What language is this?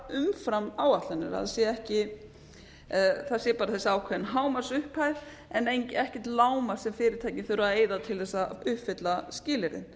Icelandic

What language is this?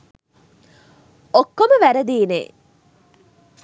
Sinhala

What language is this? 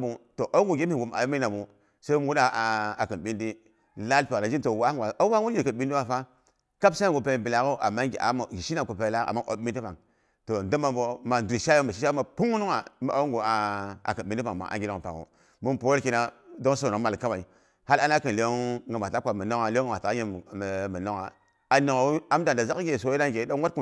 Boghom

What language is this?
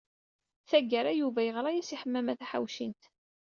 Kabyle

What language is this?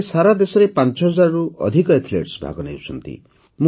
Odia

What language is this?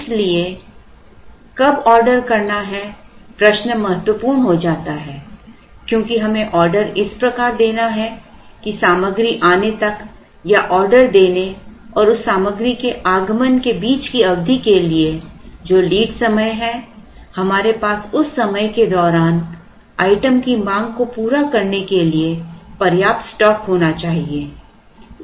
Hindi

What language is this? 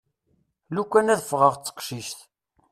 Kabyle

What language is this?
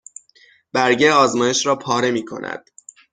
Persian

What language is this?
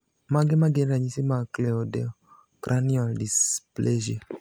Luo (Kenya and Tanzania)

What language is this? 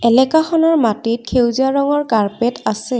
Assamese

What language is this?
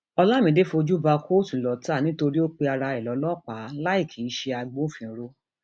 Yoruba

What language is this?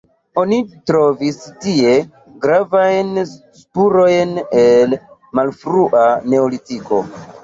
Esperanto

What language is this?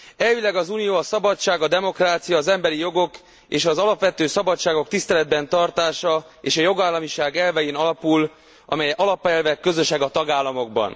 Hungarian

